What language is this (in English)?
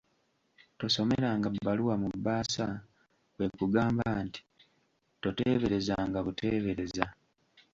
Ganda